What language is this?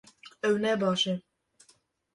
Kurdish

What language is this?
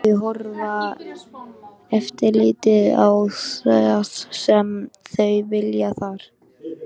Icelandic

